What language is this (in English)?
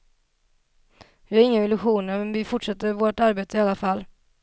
Swedish